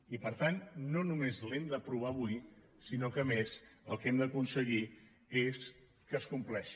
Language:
Catalan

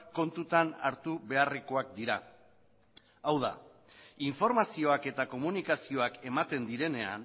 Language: Basque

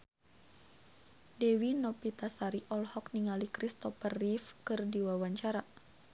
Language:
Sundanese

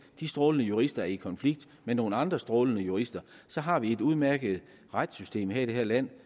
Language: Danish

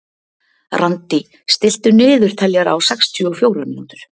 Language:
Icelandic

